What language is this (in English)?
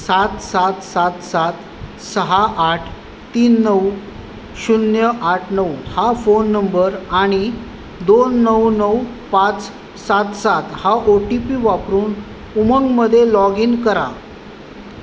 Marathi